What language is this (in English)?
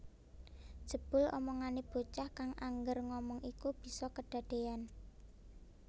Javanese